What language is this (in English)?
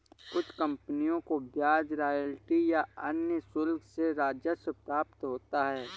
Hindi